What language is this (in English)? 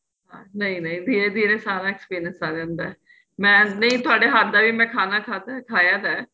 Punjabi